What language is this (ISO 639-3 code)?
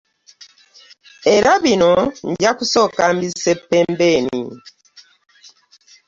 lug